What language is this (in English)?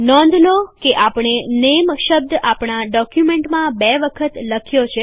Gujarati